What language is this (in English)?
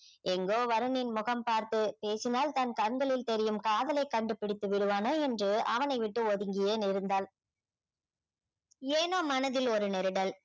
Tamil